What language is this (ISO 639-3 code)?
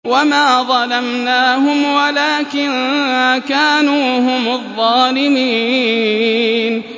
ara